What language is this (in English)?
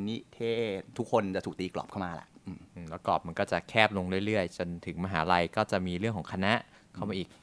Thai